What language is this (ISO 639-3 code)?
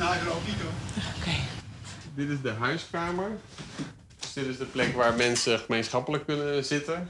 nld